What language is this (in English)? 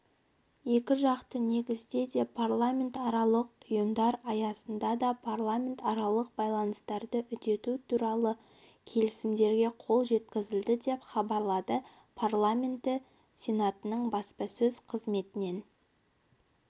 Kazakh